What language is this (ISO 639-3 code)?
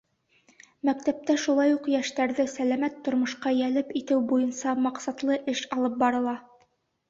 bak